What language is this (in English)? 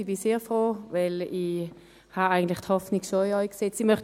Swiss German